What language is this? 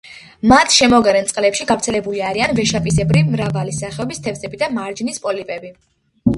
Georgian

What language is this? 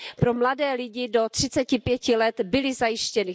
Czech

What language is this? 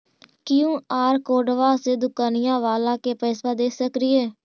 Magahi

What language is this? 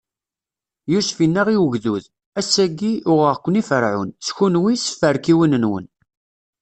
Kabyle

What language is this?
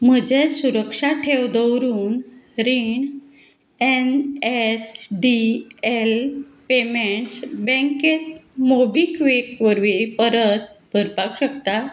Konkani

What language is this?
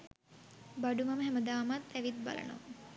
Sinhala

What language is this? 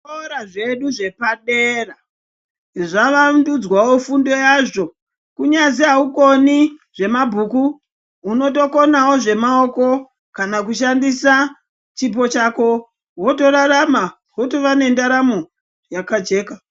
Ndau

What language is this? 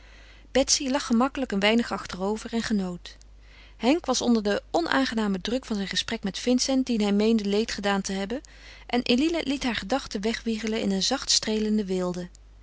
Dutch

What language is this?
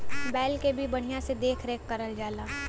Bhojpuri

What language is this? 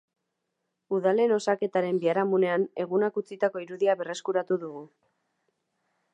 Basque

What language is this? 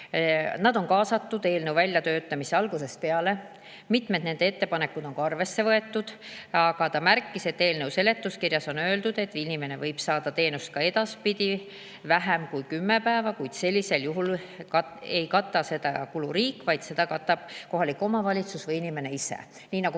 Estonian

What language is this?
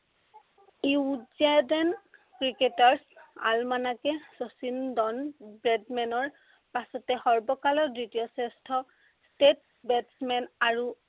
Assamese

